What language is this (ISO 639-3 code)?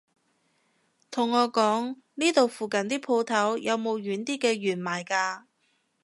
yue